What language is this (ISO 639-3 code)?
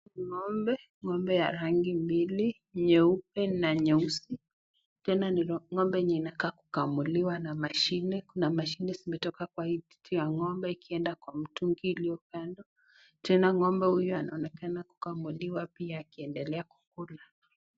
swa